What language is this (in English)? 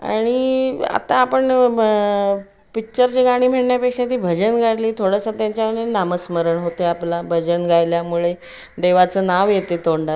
Marathi